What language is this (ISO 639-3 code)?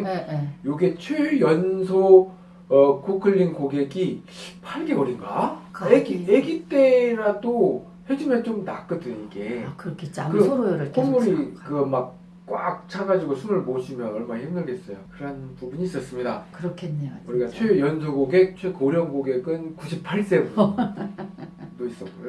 kor